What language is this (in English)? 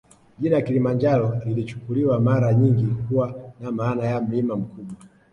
Swahili